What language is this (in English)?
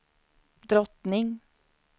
Swedish